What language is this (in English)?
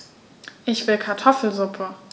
German